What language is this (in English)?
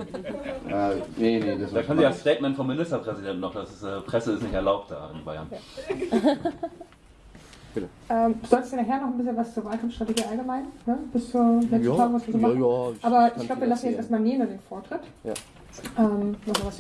German